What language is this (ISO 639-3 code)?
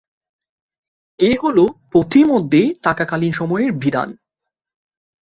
ben